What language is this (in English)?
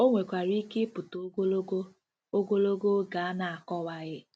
Igbo